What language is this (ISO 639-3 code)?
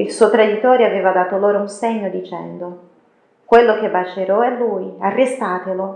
ita